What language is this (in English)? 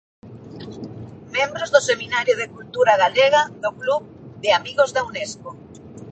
Galician